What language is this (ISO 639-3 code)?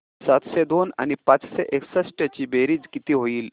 mar